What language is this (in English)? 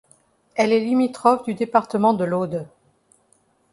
French